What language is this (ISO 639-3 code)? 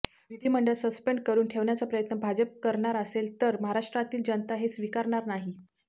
mar